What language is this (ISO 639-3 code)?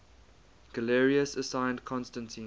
eng